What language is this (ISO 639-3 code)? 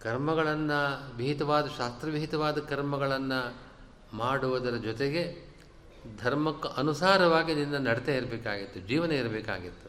kan